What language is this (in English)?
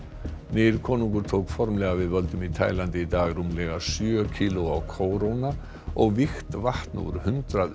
Icelandic